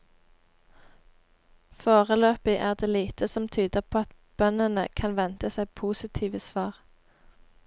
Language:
Norwegian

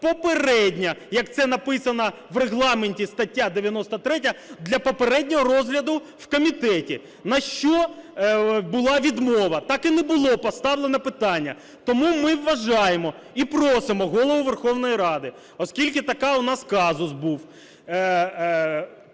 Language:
Ukrainian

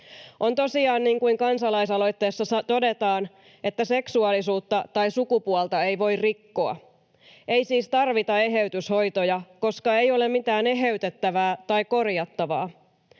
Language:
Finnish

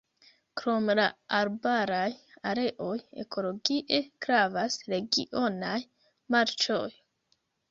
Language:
Esperanto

